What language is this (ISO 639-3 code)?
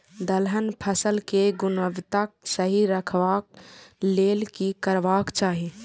mai